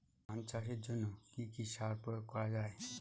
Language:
Bangla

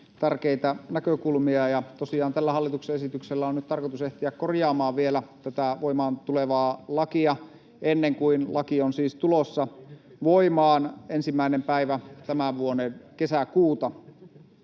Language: Finnish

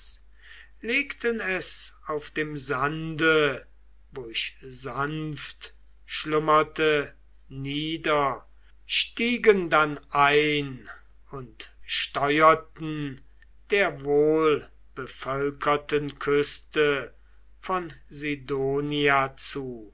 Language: German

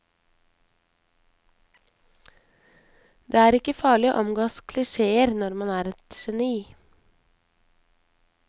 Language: Norwegian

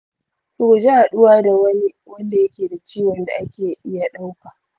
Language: Hausa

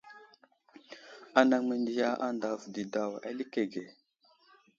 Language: Wuzlam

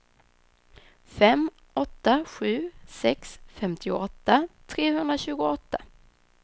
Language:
Swedish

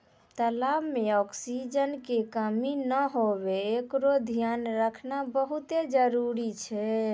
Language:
Maithili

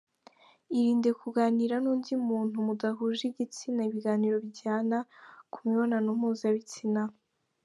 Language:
Kinyarwanda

